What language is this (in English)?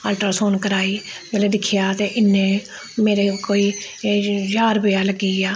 Dogri